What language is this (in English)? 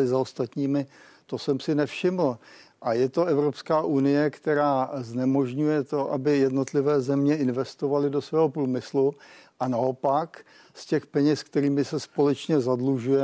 Czech